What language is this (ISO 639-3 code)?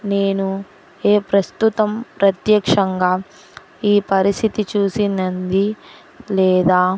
tel